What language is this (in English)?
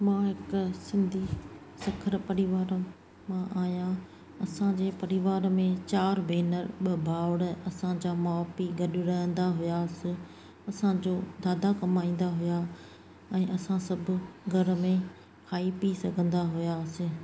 Sindhi